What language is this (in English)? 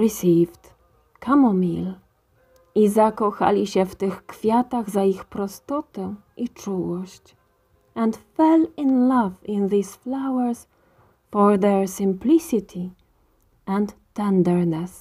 Polish